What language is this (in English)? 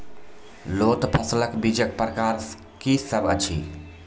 Maithili